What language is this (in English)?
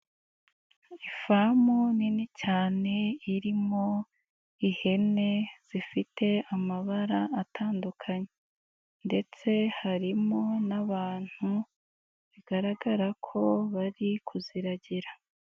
Kinyarwanda